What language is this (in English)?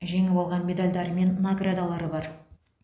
Kazakh